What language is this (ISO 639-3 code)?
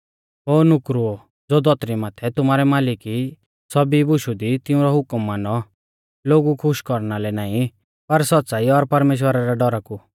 bfz